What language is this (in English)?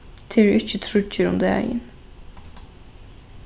Faroese